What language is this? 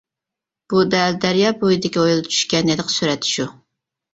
Uyghur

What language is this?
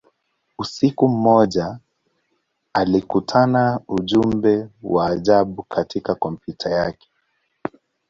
Swahili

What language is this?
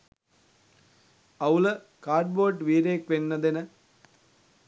Sinhala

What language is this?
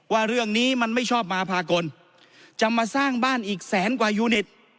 Thai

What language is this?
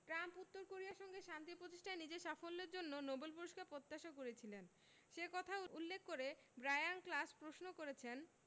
Bangla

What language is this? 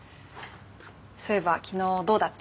Japanese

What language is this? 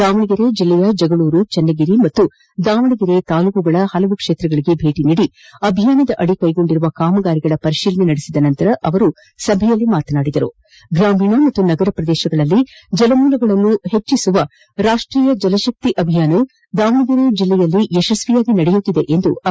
Kannada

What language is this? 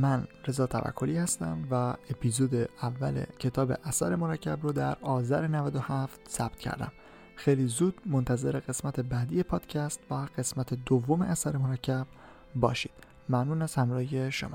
Persian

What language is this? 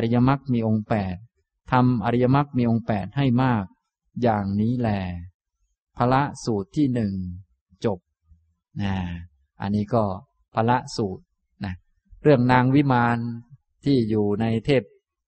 Thai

